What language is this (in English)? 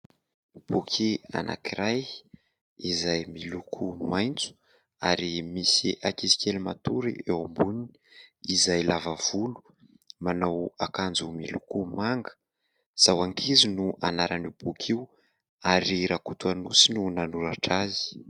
Malagasy